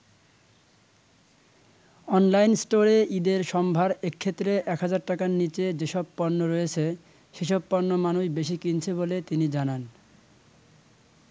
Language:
Bangla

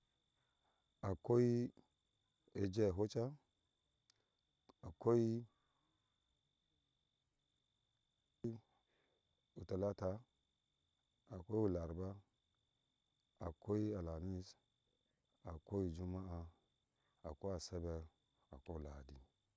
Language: Ashe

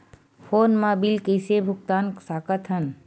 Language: Chhattisgarhi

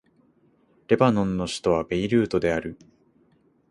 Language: Japanese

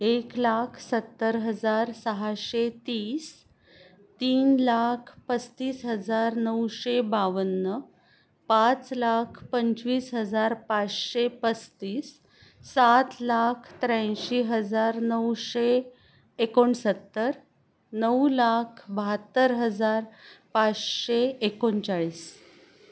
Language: Marathi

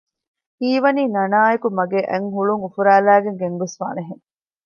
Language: Divehi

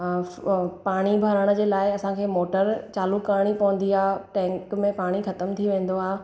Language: Sindhi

